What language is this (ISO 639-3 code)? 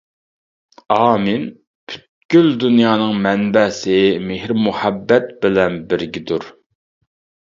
uig